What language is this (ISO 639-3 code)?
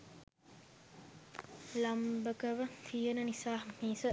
sin